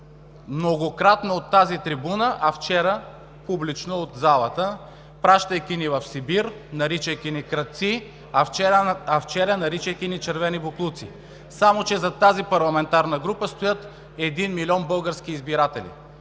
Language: Bulgarian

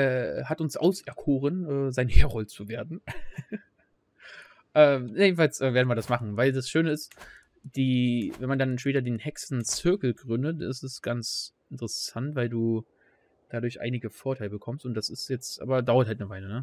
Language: German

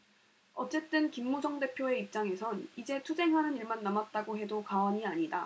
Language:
Korean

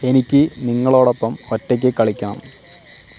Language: Malayalam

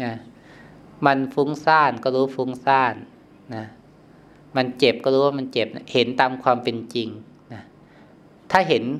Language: Thai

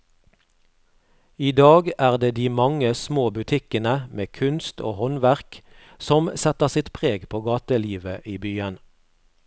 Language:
Norwegian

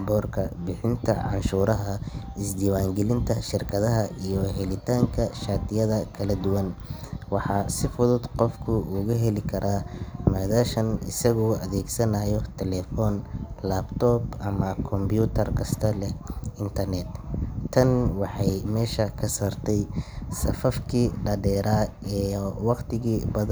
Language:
Somali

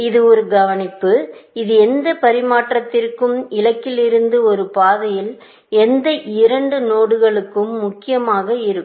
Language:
Tamil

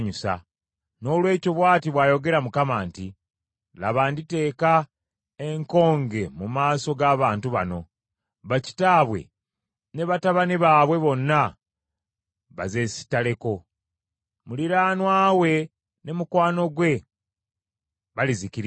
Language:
Ganda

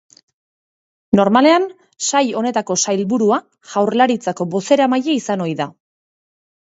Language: Basque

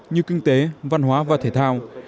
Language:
Vietnamese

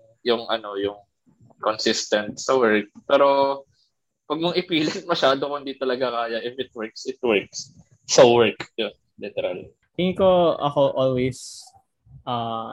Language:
Filipino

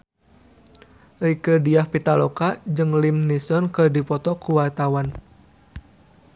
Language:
Sundanese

